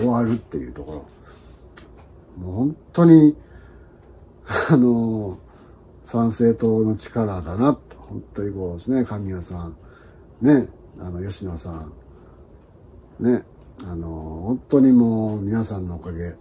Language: Japanese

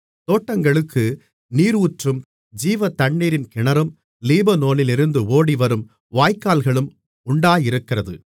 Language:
Tamil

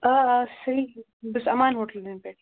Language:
Kashmiri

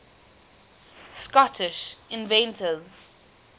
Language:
English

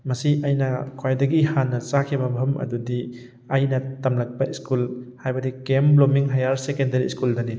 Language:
Manipuri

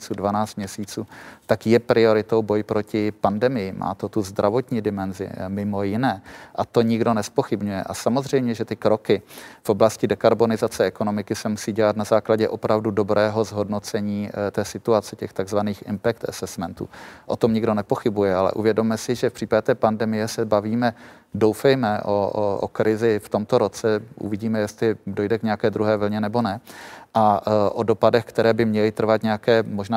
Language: Czech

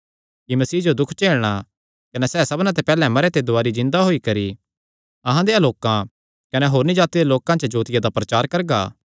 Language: Kangri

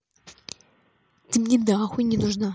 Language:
Russian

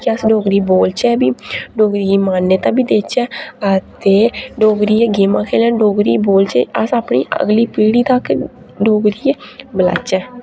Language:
Dogri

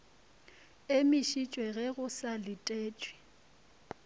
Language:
Northern Sotho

